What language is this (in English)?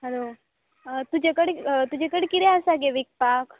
Konkani